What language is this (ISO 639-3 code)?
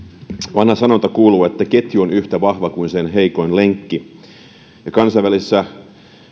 fin